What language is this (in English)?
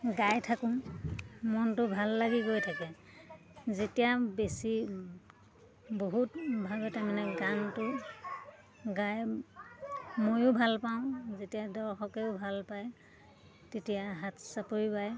Assamese